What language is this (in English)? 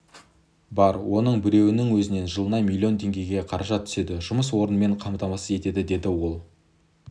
Kazakh